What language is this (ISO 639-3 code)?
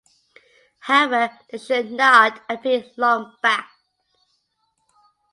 eng